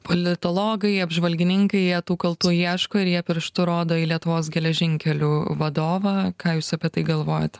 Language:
Lithuanian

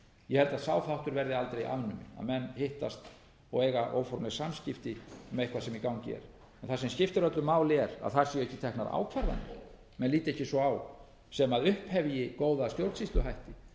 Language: Icelandic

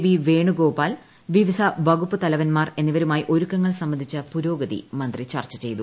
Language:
Malayalam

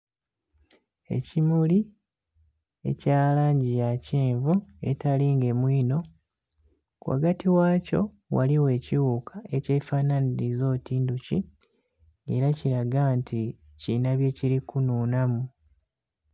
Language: Soga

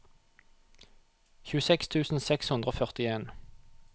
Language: Norwegian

